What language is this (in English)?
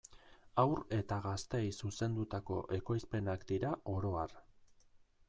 Basque